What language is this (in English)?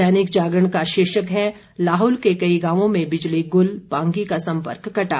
Hindi